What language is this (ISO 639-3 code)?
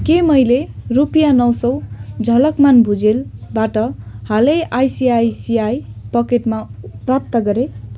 nep